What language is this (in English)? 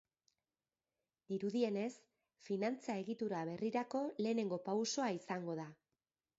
Basque